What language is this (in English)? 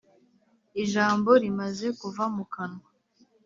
Kinyarwanda